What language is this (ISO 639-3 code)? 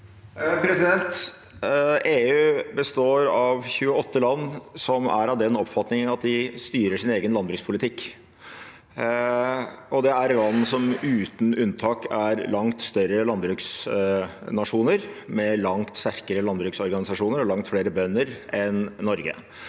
nor